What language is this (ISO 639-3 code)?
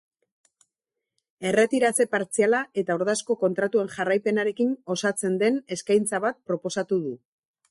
eus